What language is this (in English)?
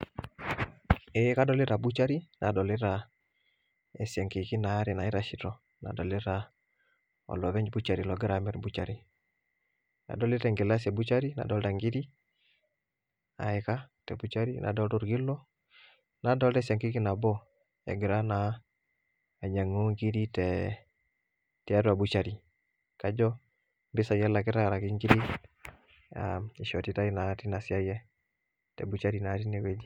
Masai